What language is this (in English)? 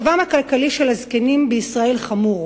Hebrew